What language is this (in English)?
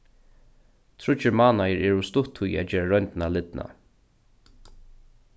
Faroese